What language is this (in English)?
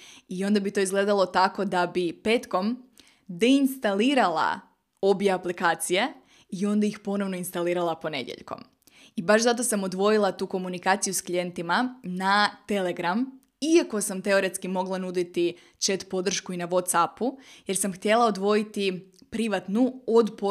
Croatian